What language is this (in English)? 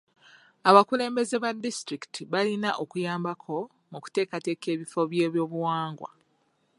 Ganda